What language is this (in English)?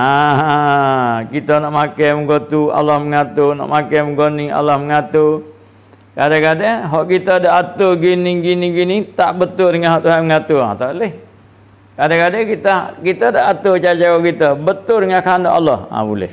Malay